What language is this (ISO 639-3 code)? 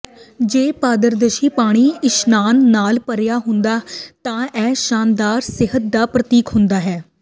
pan